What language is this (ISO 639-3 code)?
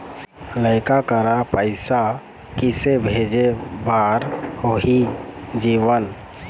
hne